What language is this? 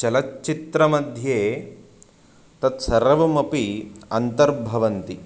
Sanskrit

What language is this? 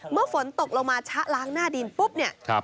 Thai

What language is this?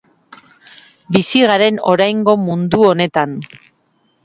Basque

